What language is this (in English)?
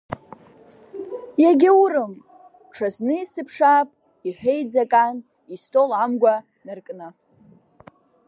Abkhazian